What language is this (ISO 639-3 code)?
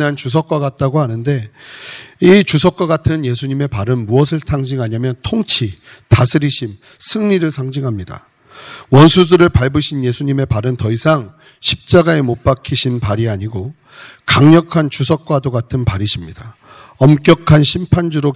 kor